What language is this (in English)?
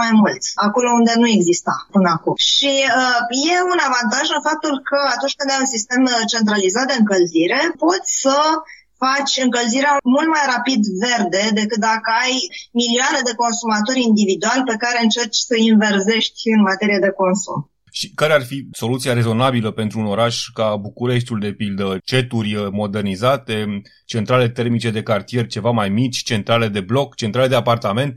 Romanian